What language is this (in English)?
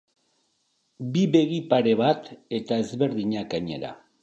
Basque